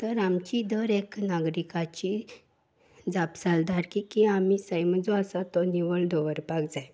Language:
Konkani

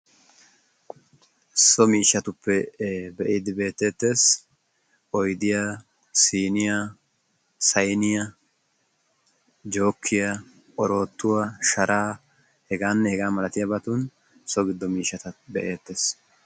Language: Wolaytta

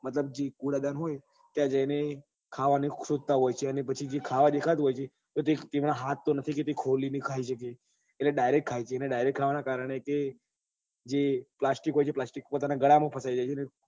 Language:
Gujarati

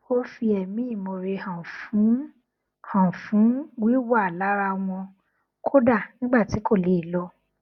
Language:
Yoruba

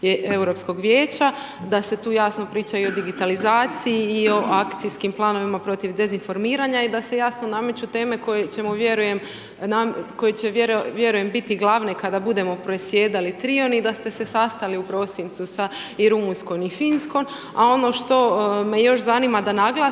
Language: Croatian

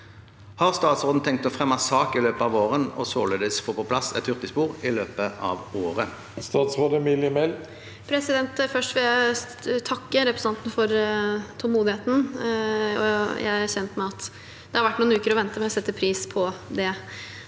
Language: Norwegian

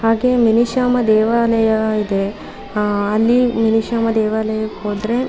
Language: Kannada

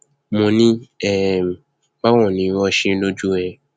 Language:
Yoruba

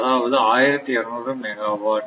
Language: Tamil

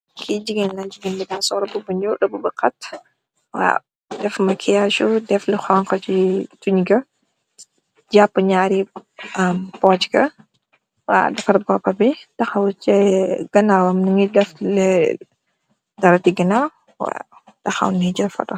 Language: Wolof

